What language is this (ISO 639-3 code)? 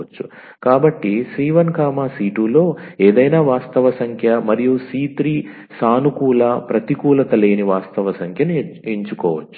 tel